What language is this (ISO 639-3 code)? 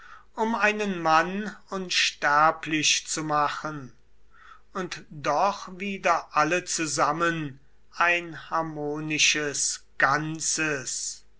deu